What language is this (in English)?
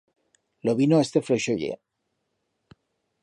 Aragonese